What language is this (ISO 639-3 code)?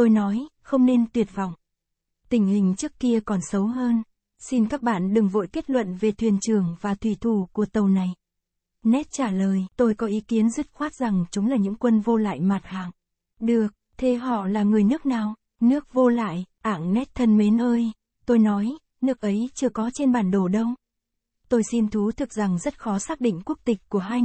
vie